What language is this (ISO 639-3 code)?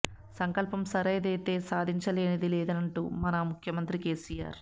tel